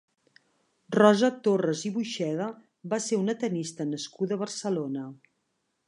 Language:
Catalan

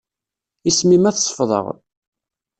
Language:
Kabyle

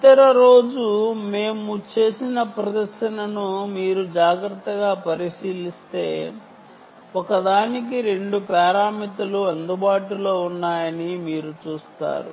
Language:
Telugu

